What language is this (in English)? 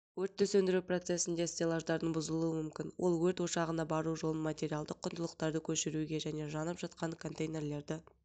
Kazakh